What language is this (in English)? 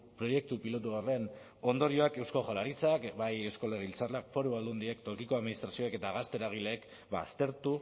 Basque